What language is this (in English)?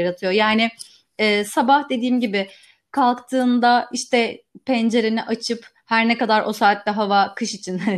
Turkish